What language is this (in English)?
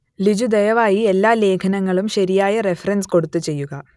Malayalam